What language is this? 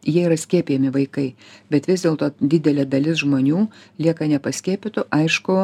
Lithuanian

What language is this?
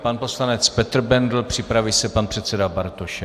Czech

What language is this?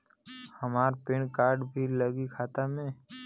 Bhojpuri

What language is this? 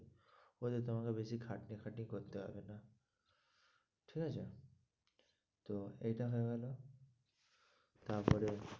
Bangla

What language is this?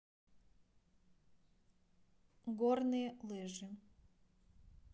Russian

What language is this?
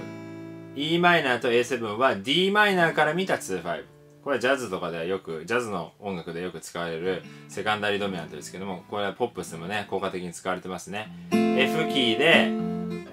Japanese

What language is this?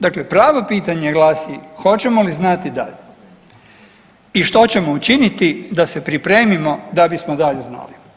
Croatian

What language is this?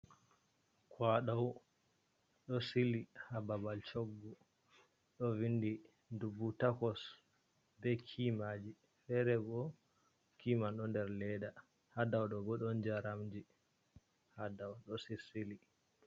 Fula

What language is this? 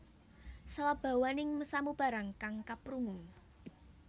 Javanese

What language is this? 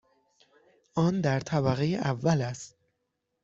Persian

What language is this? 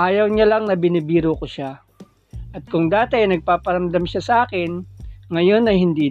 Filipino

